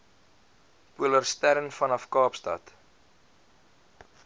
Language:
Afrikaans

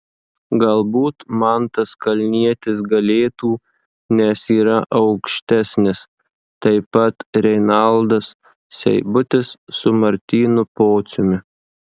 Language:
Lithuanian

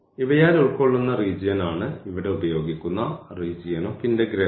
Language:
Malayalam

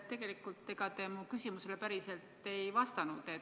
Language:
Estonian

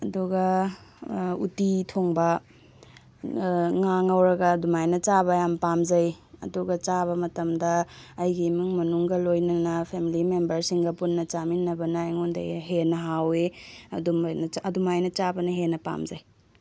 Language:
Manipuri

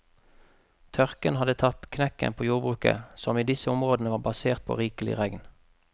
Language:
Norwegian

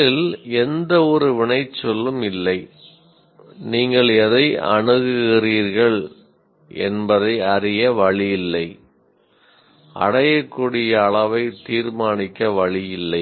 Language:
Tamil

